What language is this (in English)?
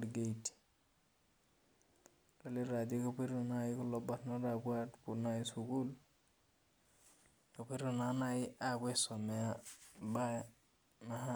Masai